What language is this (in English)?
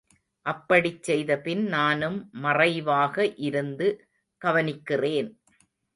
Tamil